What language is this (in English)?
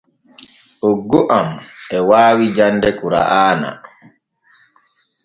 Borgu Fulfulde